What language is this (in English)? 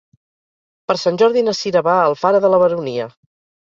Catalan